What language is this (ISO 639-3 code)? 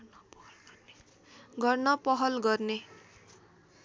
nep